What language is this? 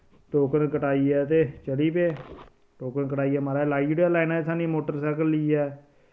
Dogri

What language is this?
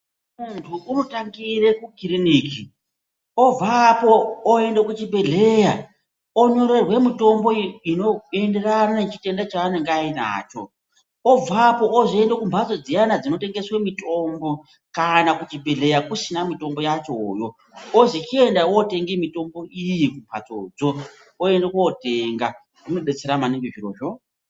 Ndau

